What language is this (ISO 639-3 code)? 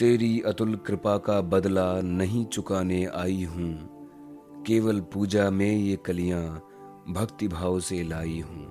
hin